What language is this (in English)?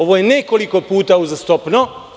Serbian